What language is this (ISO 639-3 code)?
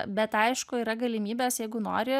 lit